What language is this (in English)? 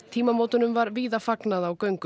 Icelandic